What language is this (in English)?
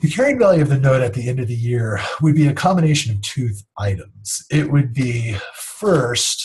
English